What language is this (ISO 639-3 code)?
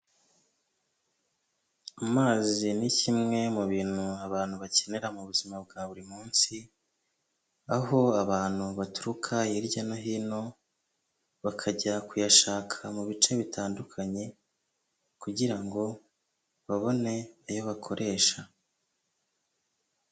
kin